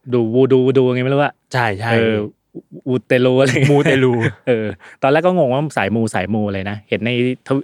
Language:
Thai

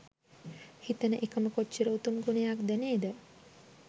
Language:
Sinhala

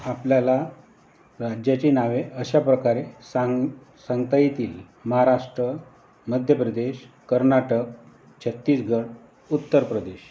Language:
Marathi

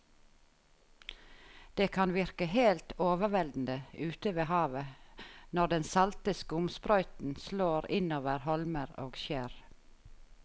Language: Norwegian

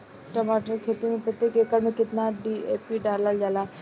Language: Bhojpuri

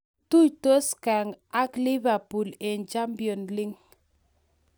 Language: Kalenjin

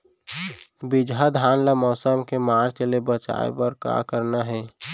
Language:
Chhattisgarhi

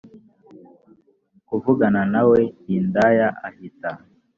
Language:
Kinyarwanda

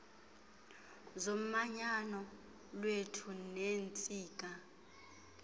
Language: Xhosa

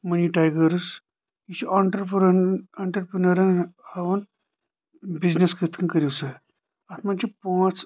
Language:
Kashmiri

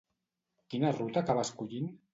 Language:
Catalan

